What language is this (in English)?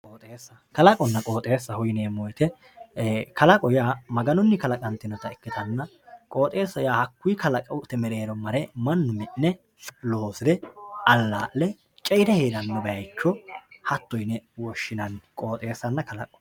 Sidamo